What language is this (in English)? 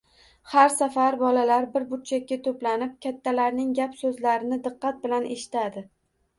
Uzbek